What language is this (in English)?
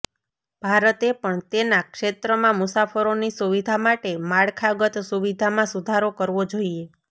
Gujarati